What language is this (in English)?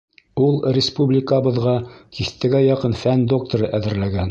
Bashkir